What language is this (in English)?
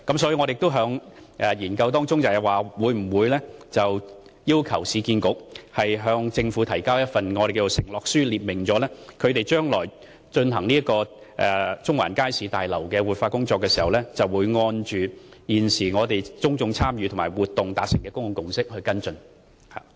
Cantonese